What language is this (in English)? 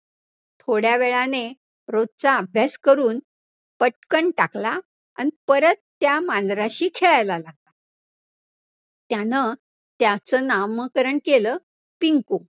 Marathi